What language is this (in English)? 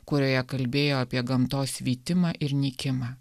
Lithuanian